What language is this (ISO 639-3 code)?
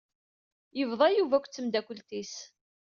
kab